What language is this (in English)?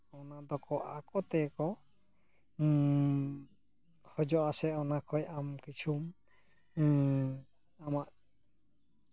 Santali